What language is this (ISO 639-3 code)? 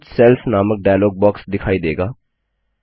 hin